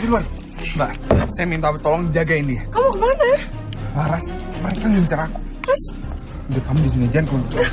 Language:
Indonesian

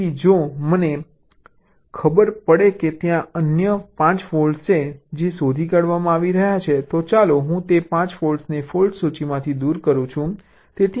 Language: Gujarati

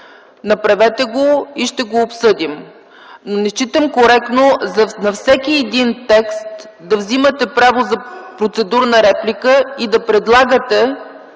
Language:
Bulgarian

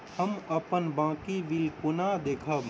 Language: Maithili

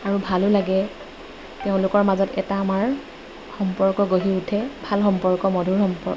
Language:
Assamese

